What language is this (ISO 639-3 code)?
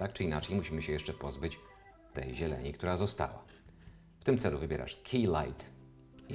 pol